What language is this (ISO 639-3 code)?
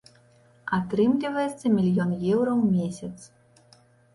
bel